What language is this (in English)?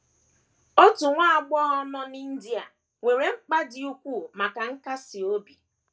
Igbo